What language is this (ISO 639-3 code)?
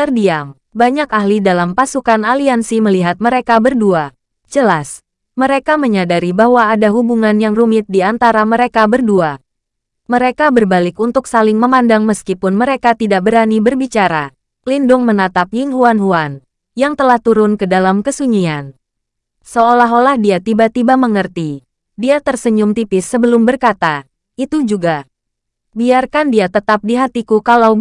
ind